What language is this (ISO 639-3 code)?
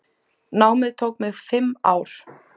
isl